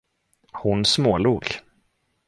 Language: Swedish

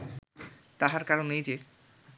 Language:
Bangla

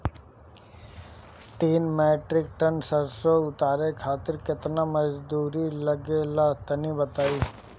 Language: Bhojpuri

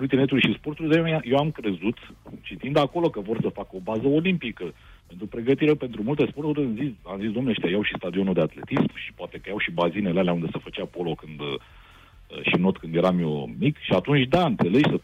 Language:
Romanian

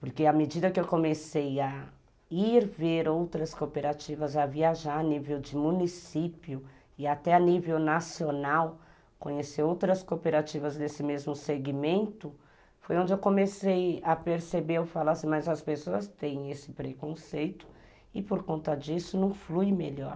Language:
Portuguese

